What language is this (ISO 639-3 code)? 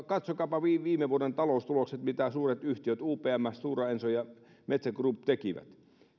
fin